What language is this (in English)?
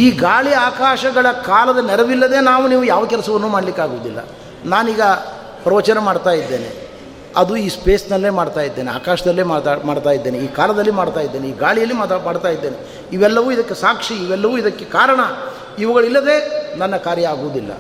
Kannada